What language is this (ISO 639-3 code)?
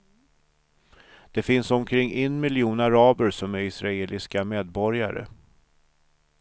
swe